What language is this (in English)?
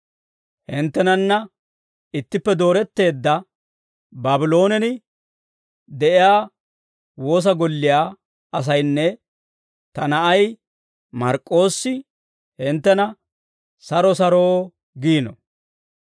Dawro